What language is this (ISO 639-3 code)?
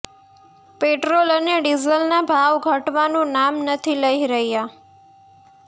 guj